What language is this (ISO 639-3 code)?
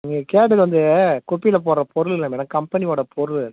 tam